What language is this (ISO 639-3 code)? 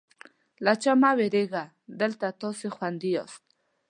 pus